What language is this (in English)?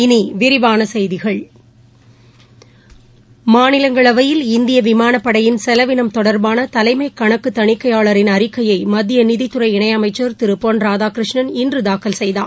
Tamil